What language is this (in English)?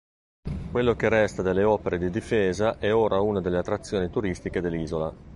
Italian